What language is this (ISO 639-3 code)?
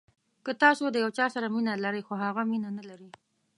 pus